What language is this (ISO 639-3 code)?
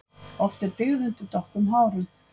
isl